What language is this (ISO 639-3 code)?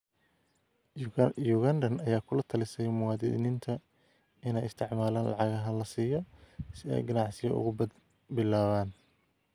som